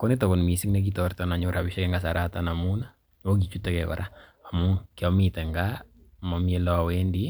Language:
Kalenjin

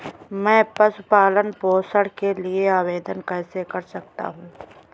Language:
Hindi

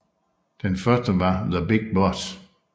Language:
Danish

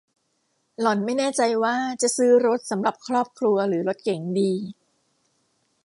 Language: Thai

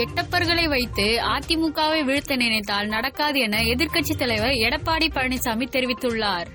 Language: Tamil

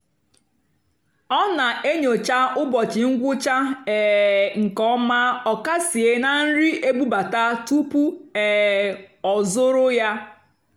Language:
Igbo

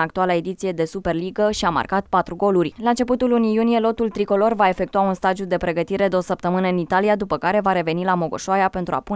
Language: Romanian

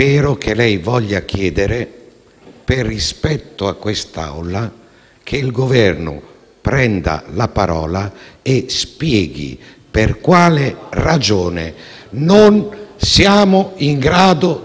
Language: Italian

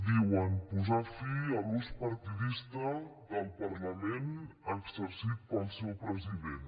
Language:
Catalan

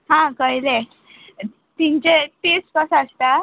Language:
Konkani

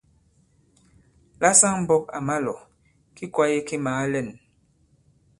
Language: Bankon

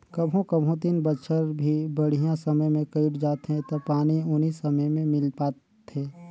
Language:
Chhattisgarhi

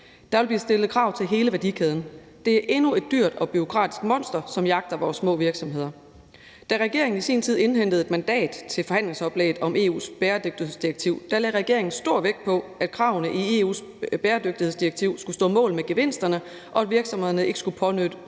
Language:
Danish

